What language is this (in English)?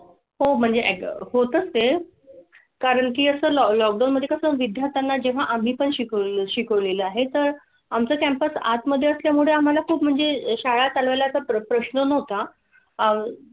Marathi